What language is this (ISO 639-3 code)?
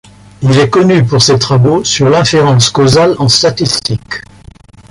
fra